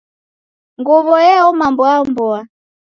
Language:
Taita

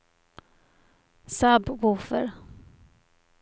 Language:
Swedish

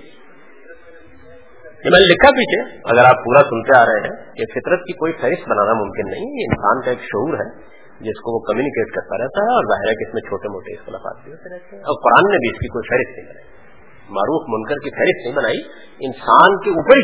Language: Urdu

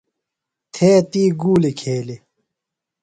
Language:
Phalura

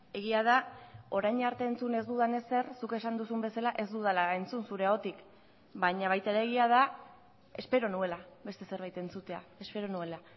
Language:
Basque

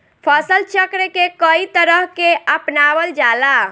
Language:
Bhojpuri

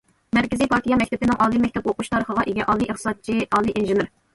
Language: Uyghur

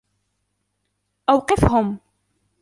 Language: Arabic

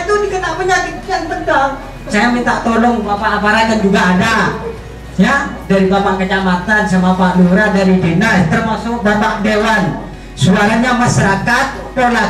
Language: Indonesian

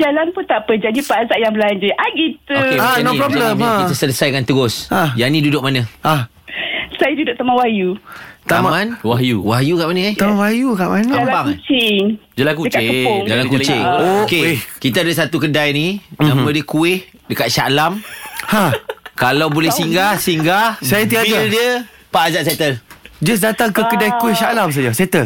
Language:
Malay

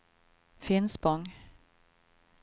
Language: Swedish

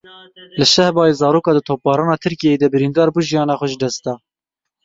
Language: Kurdish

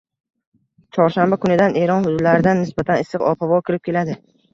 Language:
Uzbek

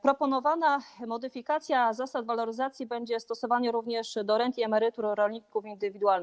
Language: Polish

